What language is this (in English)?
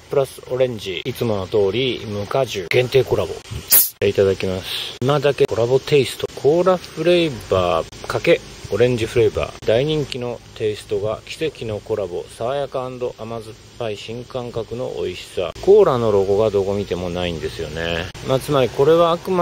Japanese